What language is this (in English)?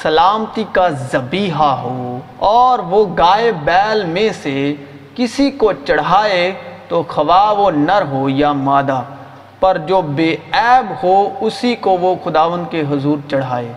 Urdu